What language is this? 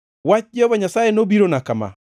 Luo (Kenya and Tanzania)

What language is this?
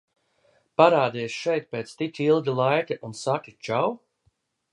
Latvian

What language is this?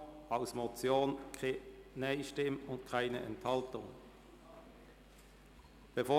Swiss German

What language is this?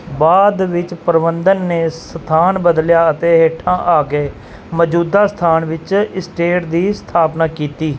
Punjabi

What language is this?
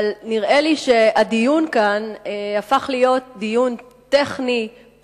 Hebrew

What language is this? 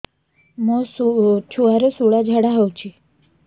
Odia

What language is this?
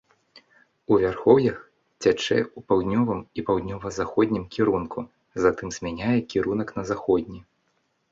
Belarusian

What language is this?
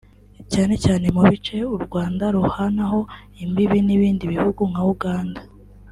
Kinyarwanda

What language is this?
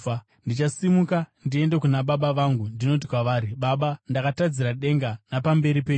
Shona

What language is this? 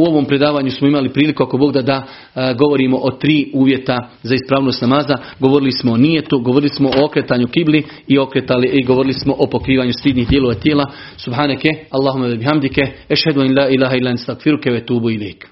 Croatian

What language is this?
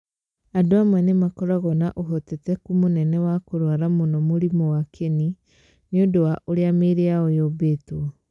Kikuyu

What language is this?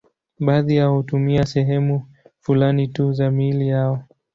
Swahili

